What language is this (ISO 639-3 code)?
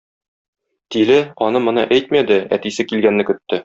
tat